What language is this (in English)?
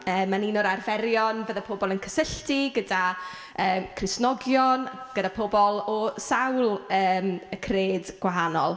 Welsh